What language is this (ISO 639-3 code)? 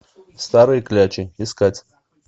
rus